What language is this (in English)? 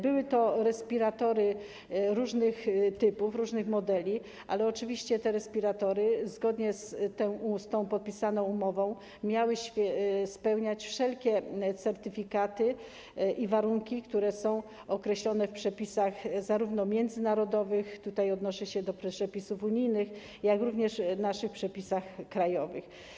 Polish